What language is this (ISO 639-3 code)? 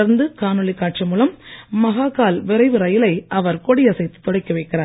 tam